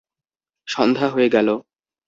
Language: Bangla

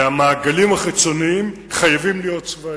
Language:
Hebrew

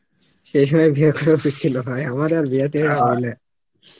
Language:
Bangla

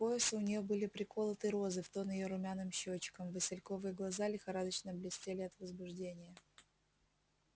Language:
Russian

